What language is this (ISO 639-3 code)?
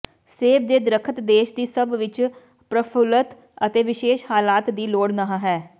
pan